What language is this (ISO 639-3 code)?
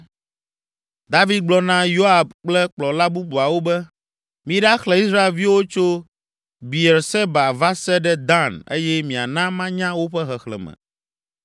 ewe